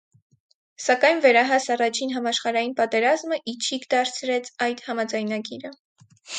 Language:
Armenian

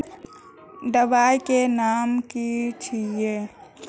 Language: Magahi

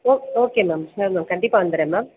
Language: Tamil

